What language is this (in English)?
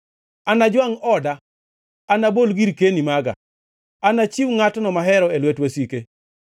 Luo (Kenya and Tanzania)